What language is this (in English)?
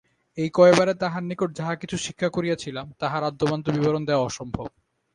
Bangla